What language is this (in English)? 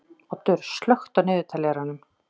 Icelandic